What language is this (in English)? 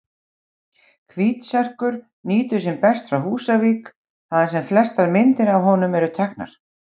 Icelandic